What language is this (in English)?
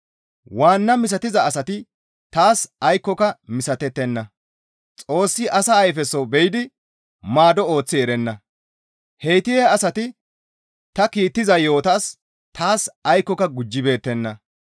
Gamo